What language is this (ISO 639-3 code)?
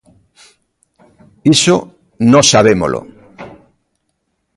glg